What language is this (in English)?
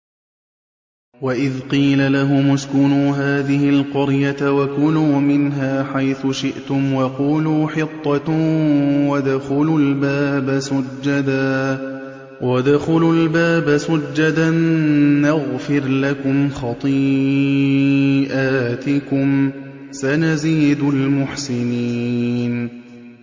Arabic